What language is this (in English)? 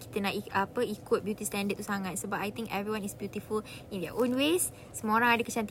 Malay